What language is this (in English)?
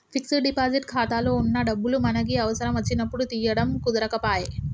Telugu